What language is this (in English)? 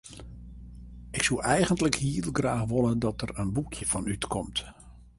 Western Frisian